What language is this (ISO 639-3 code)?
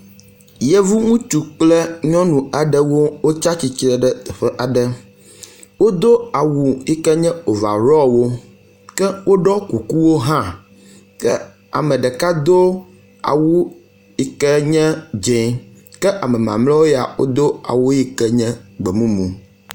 ewe